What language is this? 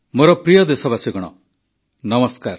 Odia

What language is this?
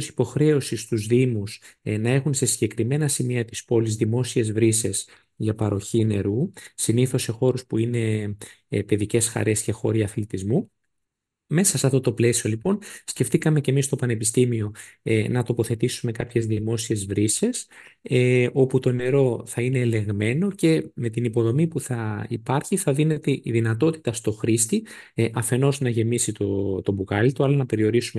Greek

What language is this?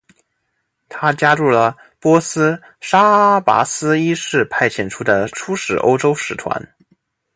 Chinese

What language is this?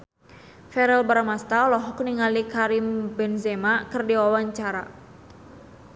Sundanese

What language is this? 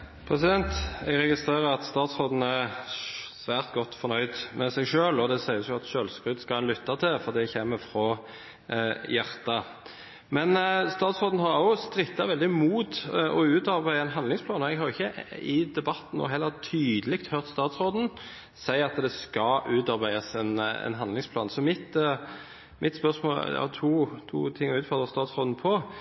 Norwegian Bokmål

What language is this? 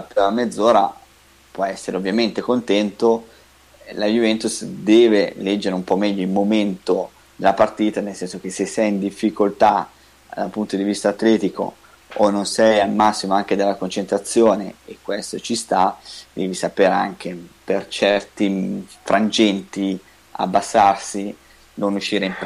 Italian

